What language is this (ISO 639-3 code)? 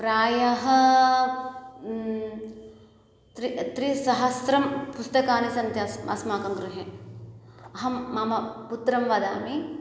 san